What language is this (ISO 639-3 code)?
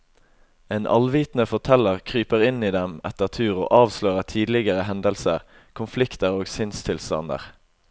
nor